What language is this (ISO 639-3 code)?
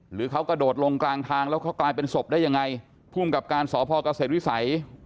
tha